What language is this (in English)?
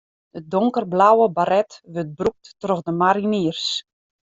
Western Frisian